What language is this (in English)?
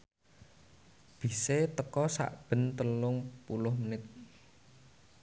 Javanese